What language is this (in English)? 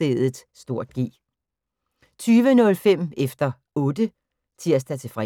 Danish